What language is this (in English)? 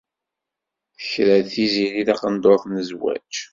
Kabyle